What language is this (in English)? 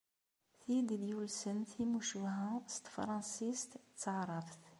Kabyle